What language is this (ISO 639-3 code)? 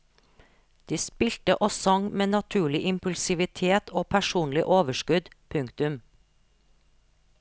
nor